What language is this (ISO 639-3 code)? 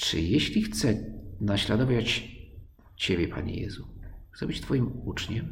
pol